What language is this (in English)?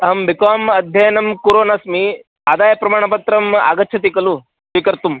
Sanskrit